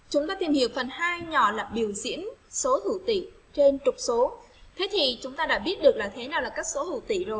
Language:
Vietnamese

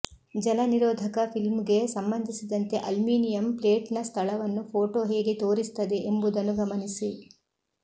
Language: Kannada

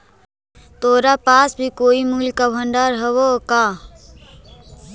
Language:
Magahi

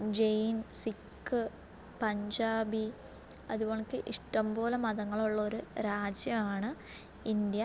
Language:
Malayalam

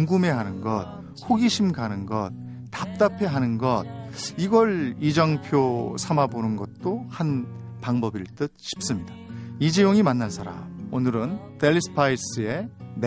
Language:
Korean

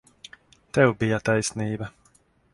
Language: Latvian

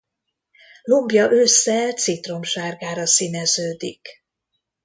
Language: Hungarian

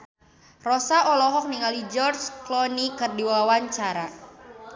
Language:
Sundanese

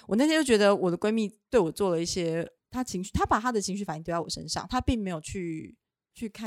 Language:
Chinese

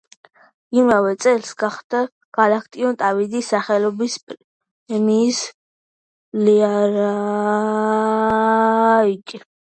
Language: Georgian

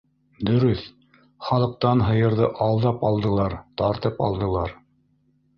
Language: Bashkir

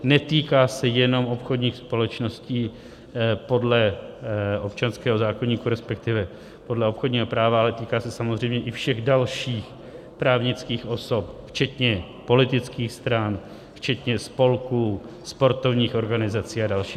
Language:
Czech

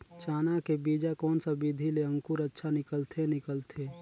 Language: Chhattisgarhi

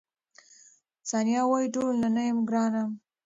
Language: Pashto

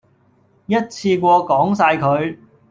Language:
Cantonese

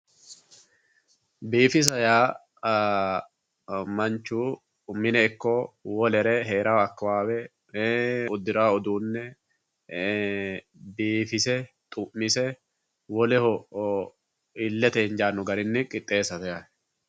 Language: Sidamo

